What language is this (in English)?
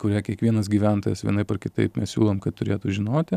Lithuanian